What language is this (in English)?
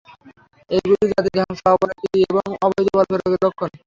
Bangla